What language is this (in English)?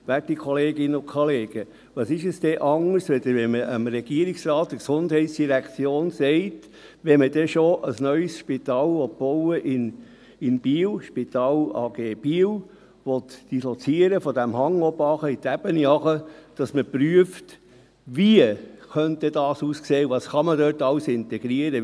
Swiss German